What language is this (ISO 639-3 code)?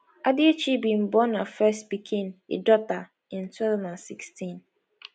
pcm